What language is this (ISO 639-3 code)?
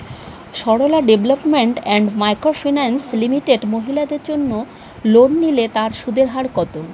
ben